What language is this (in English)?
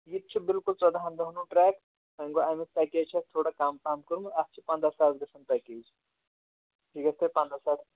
Kashmiri